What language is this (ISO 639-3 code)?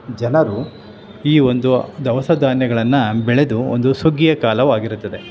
kan